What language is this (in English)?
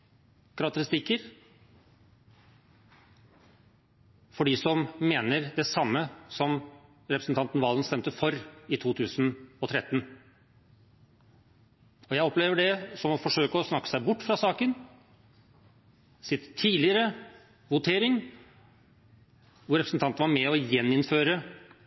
Norwegian Bokmål